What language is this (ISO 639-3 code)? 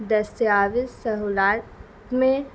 urd